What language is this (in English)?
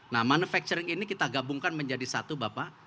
Indonesian